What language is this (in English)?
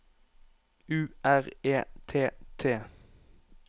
Norwegian